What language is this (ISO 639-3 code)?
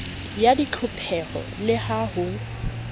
sot